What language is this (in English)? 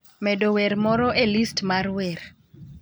Luo (Kenya and Tanzania)